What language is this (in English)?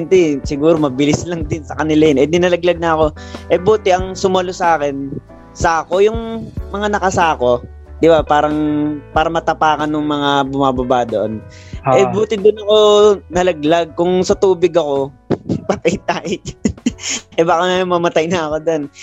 Filipino